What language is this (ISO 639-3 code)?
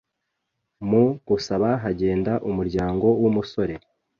kin